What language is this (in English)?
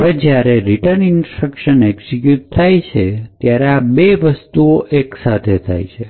Gujarati